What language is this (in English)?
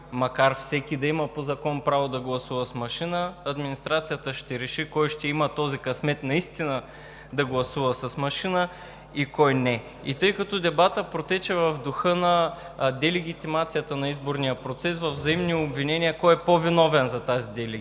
Bulgarian